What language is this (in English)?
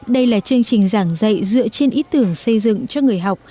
Vietnamese